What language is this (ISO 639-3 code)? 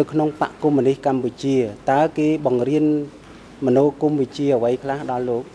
tha